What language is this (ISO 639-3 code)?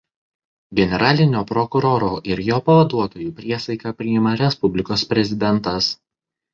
lit